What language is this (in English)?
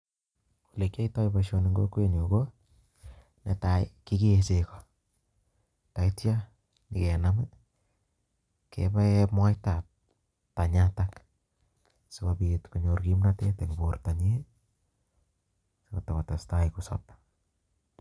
Kalenjin